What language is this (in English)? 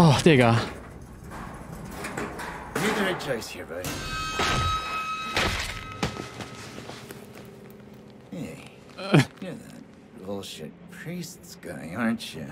German